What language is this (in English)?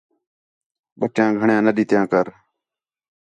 Khetrani